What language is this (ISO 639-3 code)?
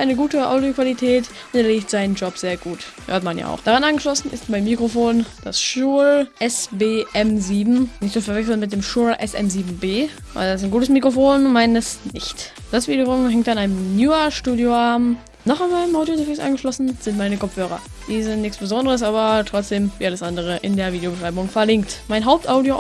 deu